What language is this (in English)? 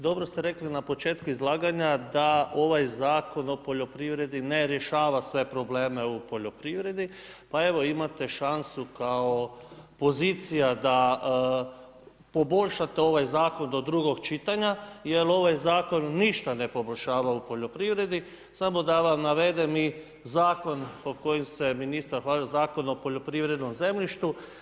Croatian